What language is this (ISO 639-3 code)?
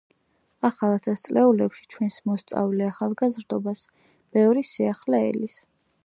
kat